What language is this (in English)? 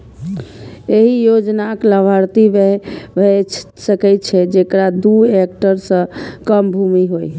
Maithili